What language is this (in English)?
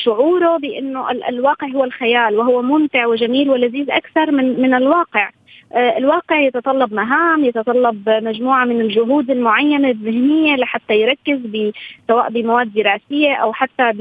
Arabic